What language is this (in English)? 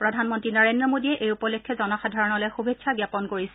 Assamese